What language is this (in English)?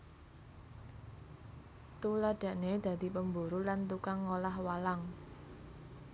Javanese